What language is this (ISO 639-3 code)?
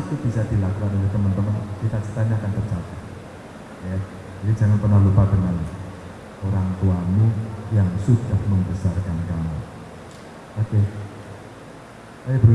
ind